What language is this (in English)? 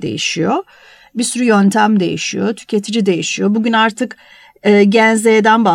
Turkish